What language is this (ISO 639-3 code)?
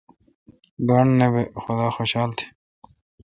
xka